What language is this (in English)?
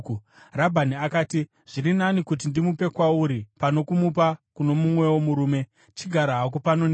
Shona